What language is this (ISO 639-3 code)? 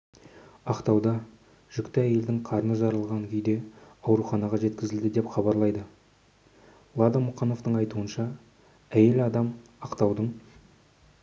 kaz